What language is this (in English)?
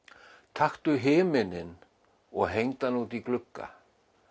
Icelandic